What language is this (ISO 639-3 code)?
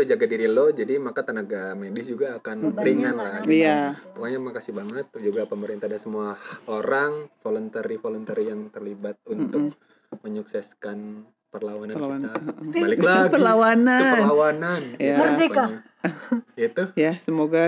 ind